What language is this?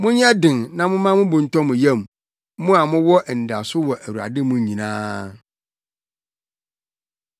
Akan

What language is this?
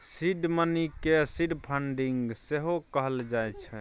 Maithili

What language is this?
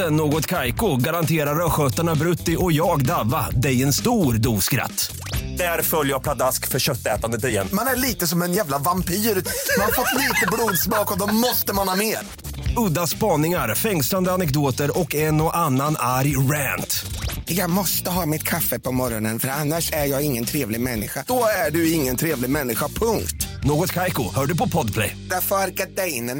Swedish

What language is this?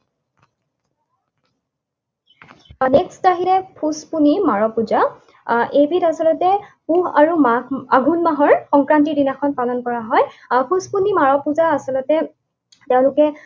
Assamese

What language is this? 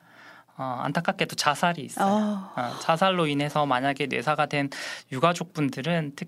Korean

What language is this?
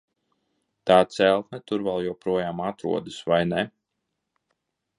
Latvian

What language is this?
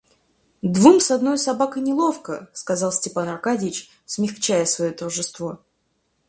Russian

